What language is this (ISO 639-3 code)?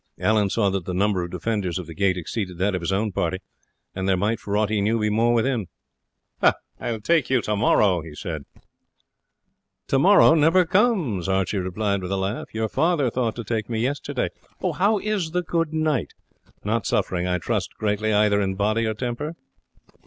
eng